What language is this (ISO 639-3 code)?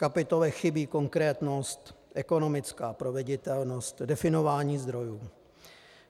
ces